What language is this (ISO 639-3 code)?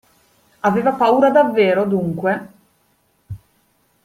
ita